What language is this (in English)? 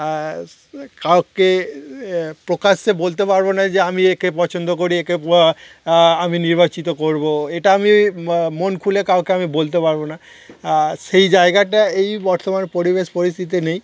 Bangla